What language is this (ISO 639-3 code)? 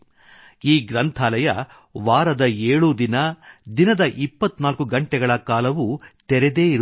kan